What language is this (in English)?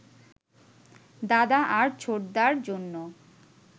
Bangla